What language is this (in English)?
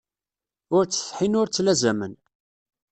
Kabyle